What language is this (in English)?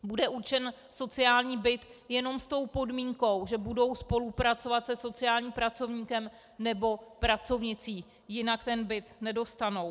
Czech